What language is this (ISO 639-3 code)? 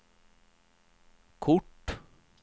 swe